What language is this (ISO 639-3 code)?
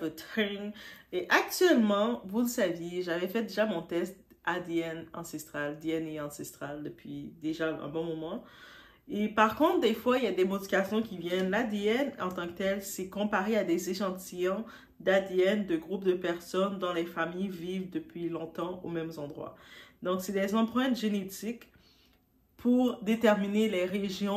fra